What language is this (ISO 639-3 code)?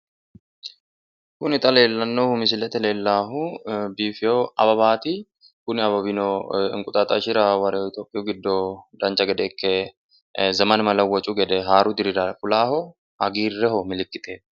sid